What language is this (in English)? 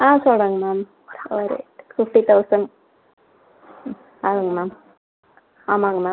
Tamil